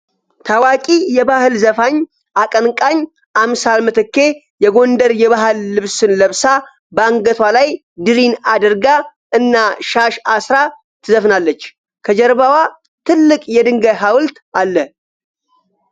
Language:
Amharic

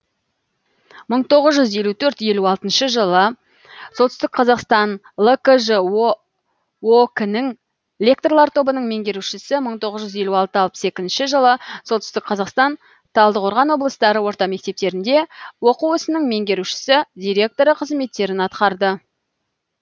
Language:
Kazakh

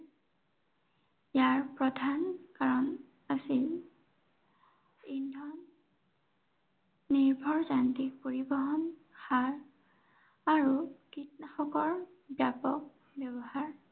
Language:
Assamese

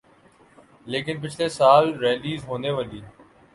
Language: Urdu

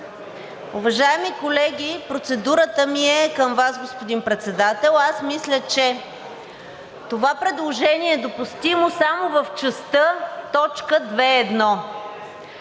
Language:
Bulgarian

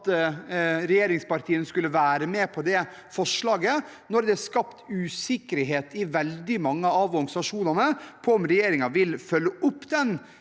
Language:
Norwegian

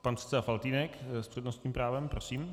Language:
Czech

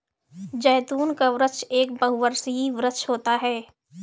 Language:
Hindi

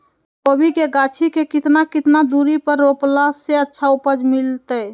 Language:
Magahi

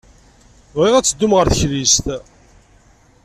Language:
Kabyle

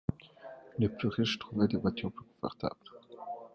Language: French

